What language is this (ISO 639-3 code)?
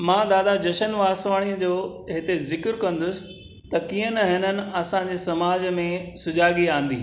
snd